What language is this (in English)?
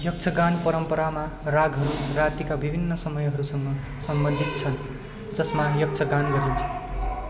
Nepali